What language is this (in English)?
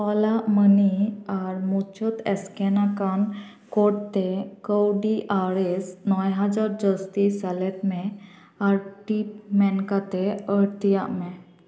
Santali